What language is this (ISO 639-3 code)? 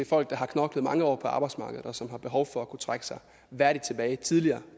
dan